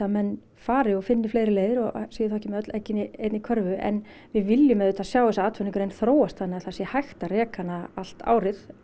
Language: Icelandic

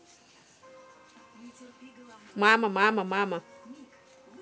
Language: Russian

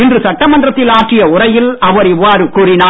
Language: Tamil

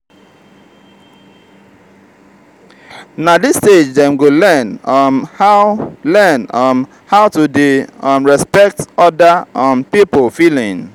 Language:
Nigerian Pidgin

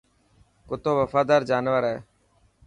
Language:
Dhatki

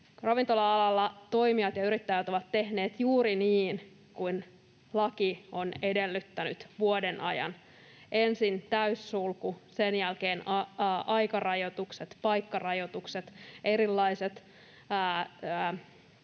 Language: Finnish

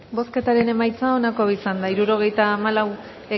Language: Basque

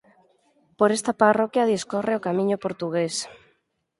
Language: Galician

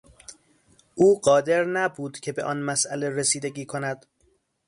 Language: Persian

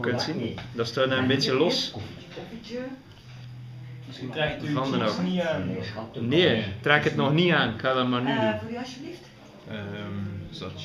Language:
Dutch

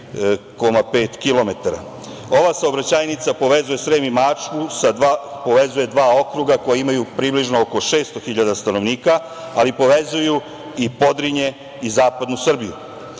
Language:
Serbian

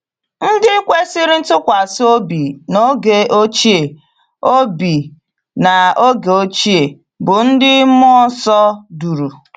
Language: Igbo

